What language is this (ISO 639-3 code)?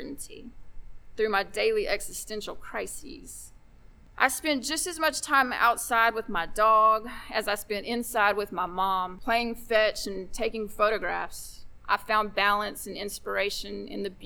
eng